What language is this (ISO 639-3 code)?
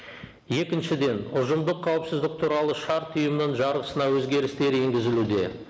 kaz